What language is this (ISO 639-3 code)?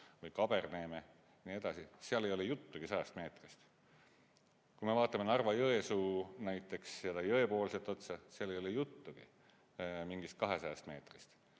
est